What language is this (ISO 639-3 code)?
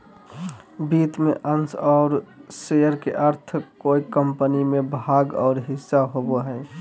mag